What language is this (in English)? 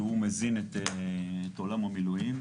Hebrew